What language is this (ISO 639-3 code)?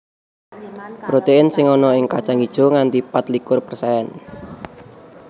jav